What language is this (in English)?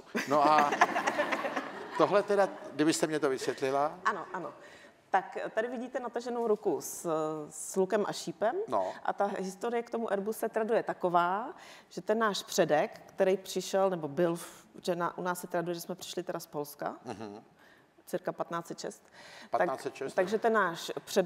Czech